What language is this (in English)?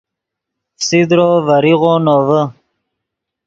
Yidgha